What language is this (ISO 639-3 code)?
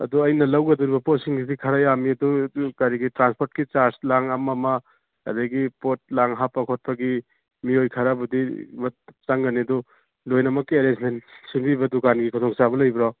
mni